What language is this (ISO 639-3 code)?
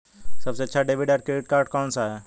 hin